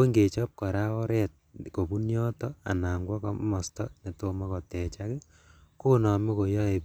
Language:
Kalenjin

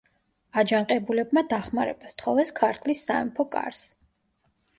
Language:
Georgian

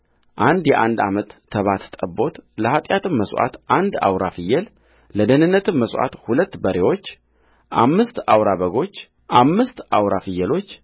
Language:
Amharic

